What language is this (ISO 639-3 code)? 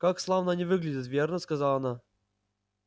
rus